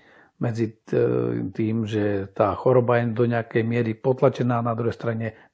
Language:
Slovak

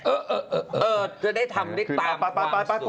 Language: Thai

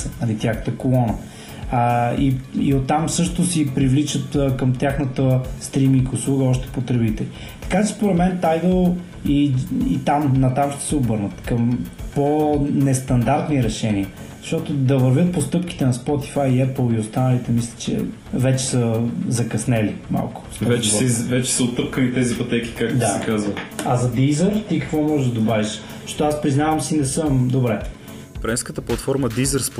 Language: Bulgarian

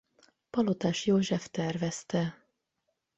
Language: Hungarian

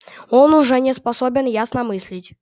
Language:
Russian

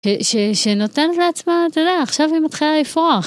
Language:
Hebrew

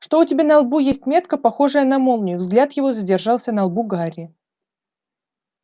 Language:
Russian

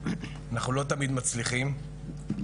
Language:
Hebrew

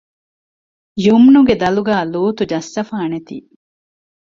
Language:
Divehi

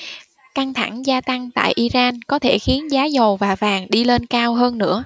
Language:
Vietnamese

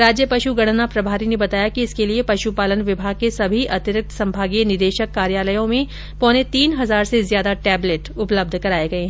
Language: Hindi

